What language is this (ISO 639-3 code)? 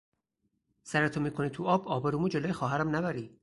fas